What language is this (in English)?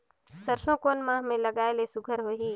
Chhattisgarhi